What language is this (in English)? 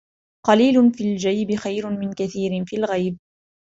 Arabic